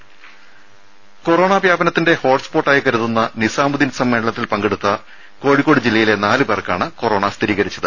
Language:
Malayalam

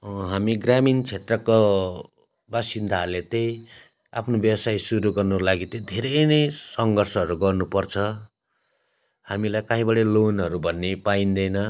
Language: Nepali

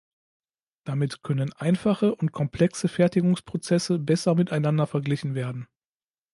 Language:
German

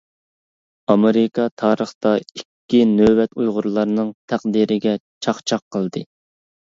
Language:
Uyghur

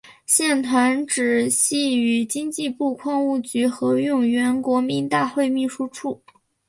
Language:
Chinese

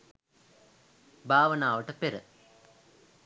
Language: Sinhala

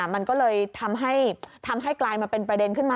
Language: Thai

